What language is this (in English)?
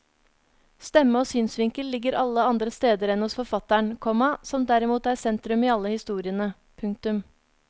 Norwegian